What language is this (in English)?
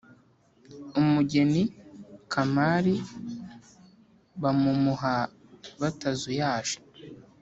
Kinyarwanda